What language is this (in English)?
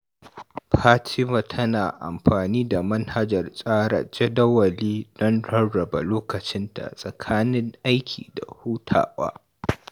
Hausa